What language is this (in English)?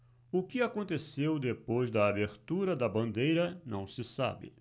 Portuguese